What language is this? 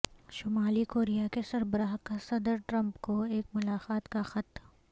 Urdu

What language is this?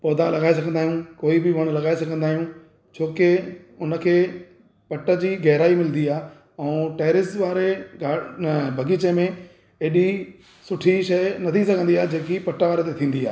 Sindhi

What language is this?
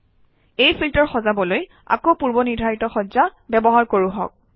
Assamese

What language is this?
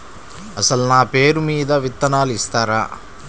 Telugu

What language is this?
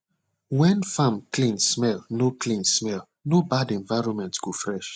Nigerian Pidgin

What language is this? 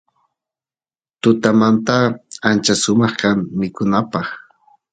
Santiago del Estero Quichua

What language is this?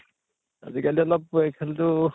Assamese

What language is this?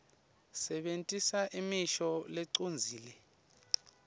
Swati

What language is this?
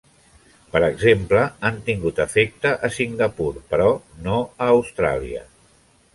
Catalan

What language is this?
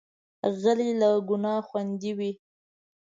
Pashto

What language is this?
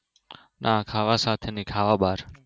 Gujarati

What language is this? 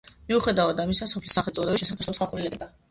Georgian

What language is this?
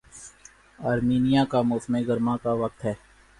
Urdu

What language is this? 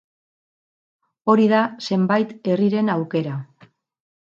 Basque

